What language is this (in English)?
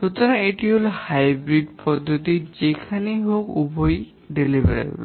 Bangla